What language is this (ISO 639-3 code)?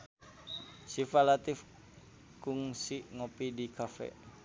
sun